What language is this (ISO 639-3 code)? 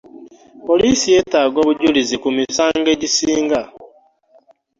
lug